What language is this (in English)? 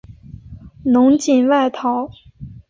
Chinese